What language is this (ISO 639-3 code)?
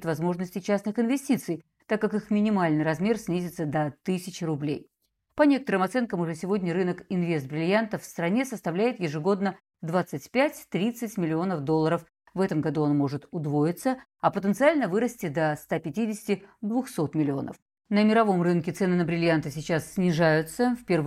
rus